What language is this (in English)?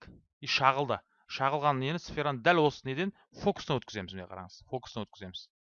Turkish